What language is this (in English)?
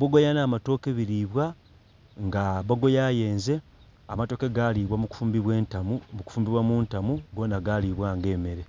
Soga